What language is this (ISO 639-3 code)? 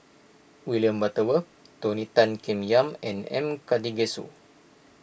eng